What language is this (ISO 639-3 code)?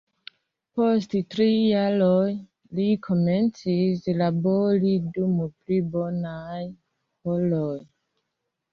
epo